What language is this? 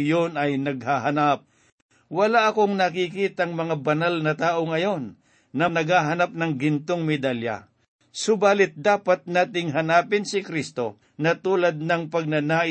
Filipino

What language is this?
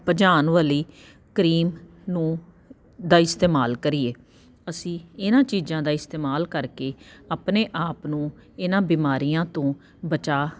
Punjabi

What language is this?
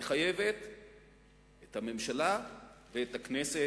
Hebrew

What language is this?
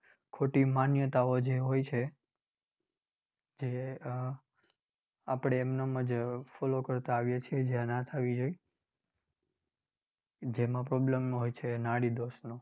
Gujarati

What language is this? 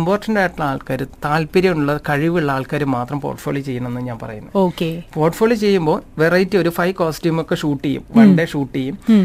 Malayalam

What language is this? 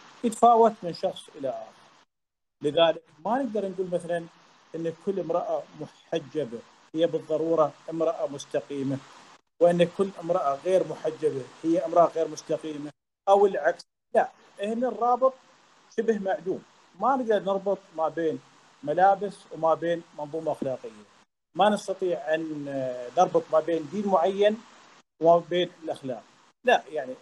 Arabic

